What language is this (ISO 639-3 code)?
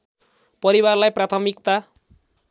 nep